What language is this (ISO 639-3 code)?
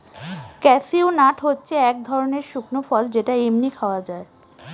ben